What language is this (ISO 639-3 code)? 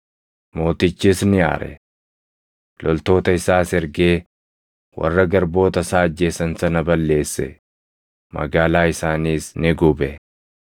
orm